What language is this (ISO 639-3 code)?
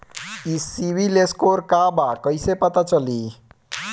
bho